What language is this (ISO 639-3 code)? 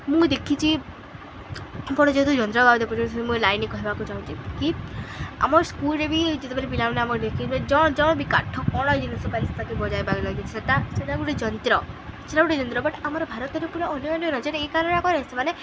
ori